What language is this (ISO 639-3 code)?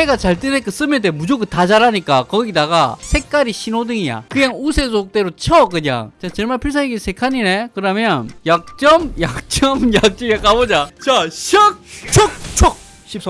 kor